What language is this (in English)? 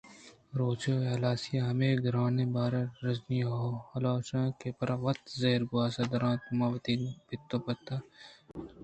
Eastern Balochi